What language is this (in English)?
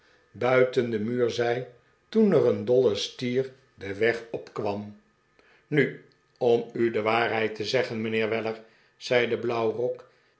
Dutch